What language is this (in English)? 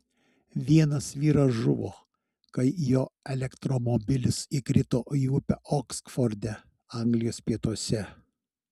Lithuanian